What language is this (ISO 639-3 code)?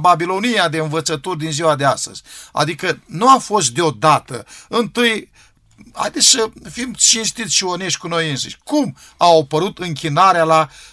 ron